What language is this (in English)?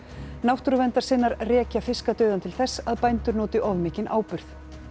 Icelandic